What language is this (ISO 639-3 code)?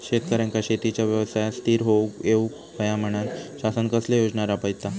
mar